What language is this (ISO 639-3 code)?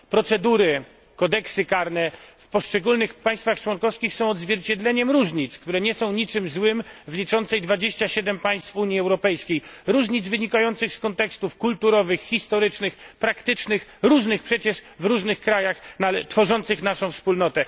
pol